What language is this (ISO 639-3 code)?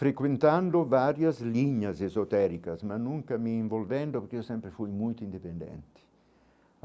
por